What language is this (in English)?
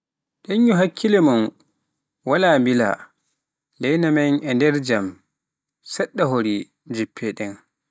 Pular